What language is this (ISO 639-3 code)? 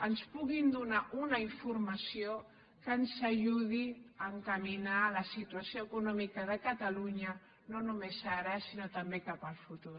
cat